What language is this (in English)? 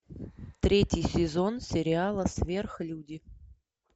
Russian